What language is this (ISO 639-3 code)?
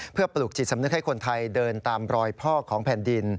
tha